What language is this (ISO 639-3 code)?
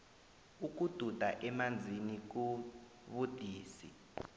nbl